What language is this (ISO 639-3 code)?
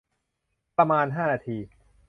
tha